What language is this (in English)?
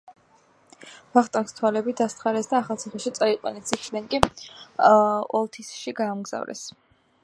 Georgian